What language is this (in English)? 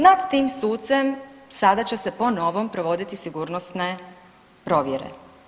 Croatian